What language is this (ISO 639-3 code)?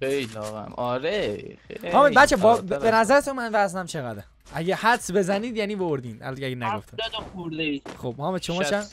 fas